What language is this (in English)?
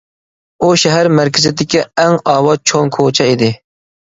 Uyghur